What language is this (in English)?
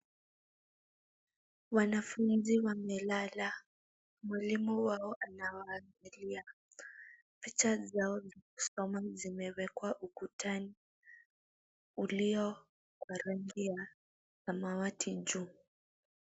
Swahili